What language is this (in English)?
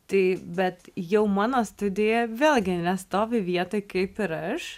Lithuanian